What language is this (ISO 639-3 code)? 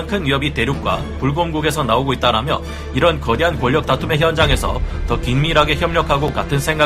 kor